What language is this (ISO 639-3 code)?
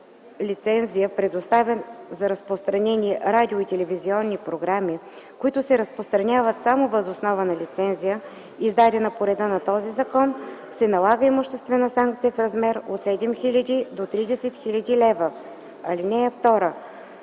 bul